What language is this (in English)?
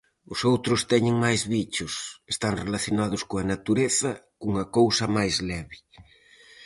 Galician